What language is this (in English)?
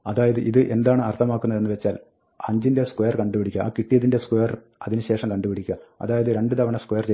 Malayalam